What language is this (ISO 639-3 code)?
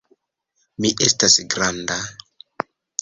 epo